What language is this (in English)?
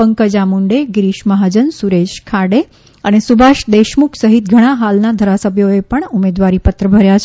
Gujarati